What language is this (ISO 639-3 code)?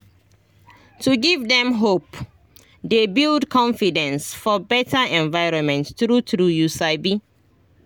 pcm